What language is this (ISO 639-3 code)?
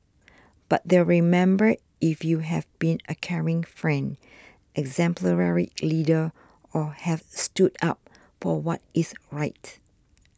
eng